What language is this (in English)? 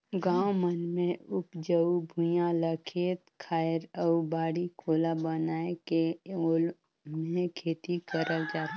Chhattisgarhi